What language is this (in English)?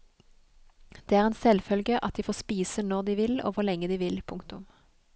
Norwegian